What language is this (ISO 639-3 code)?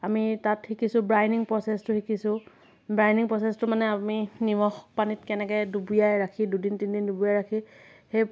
asm